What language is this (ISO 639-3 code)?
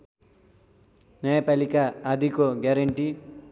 nep